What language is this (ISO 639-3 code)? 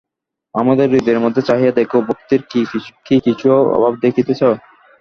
ben